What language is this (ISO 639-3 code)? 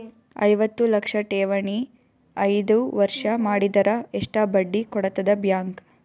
kan